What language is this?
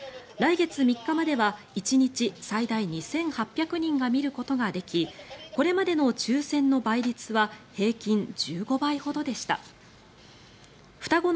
Japanese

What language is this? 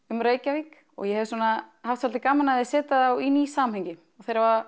Icelandic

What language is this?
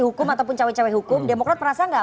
Indonesian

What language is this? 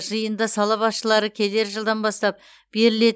Kazakh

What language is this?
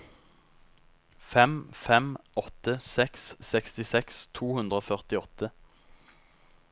Norwegian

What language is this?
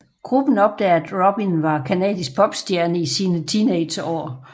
Danish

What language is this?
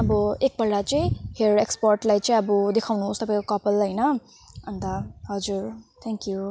Nepali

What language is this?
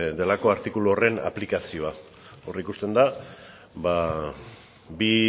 Basque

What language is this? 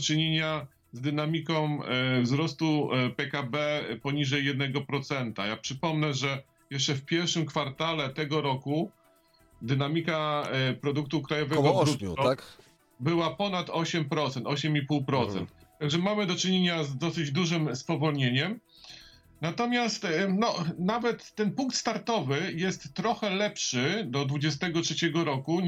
Polish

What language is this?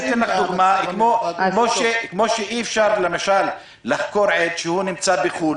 Hebrew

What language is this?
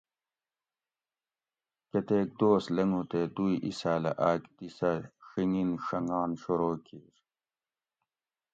Gawri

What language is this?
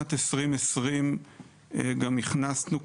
Hebrew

